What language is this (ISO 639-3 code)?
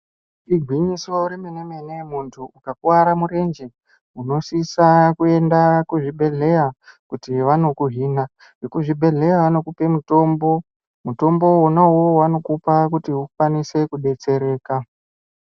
ndc